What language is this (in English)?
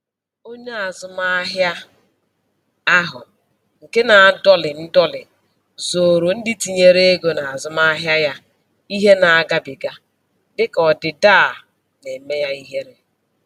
Igbo